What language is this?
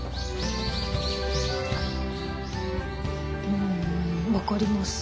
Japanese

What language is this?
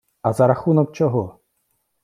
Ukrainian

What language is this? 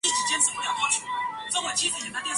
Chinese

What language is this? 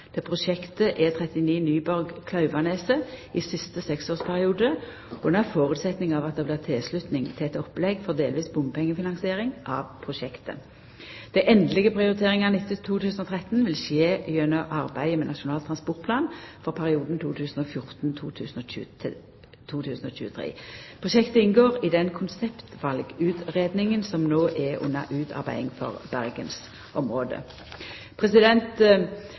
Norwegian Nynorsk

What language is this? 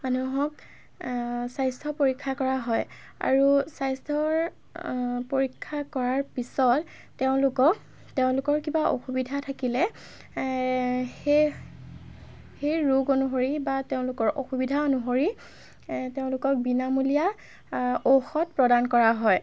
Assamese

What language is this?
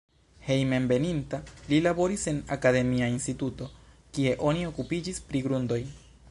Esperanto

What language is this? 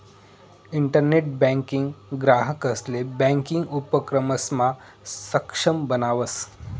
Marathi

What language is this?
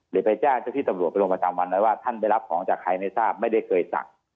Thai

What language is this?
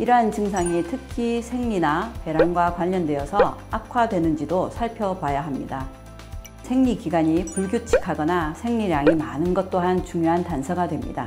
Korean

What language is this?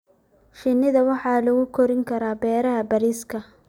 Somali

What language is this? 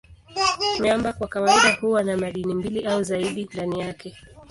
Swahili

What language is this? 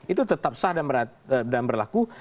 Indonesian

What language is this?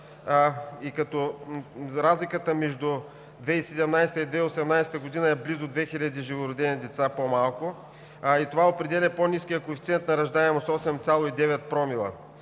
Bulgarian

